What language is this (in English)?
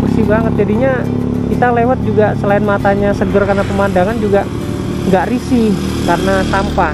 Indonesian